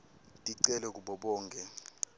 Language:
Swati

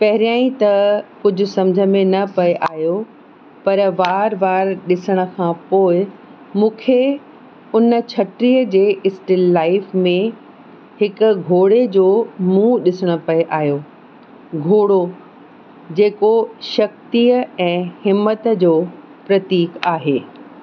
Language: Sindhi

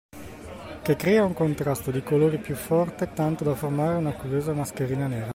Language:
Italian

